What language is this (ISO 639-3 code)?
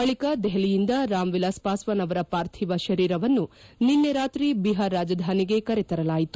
kan